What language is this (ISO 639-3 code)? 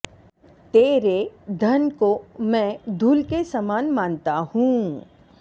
san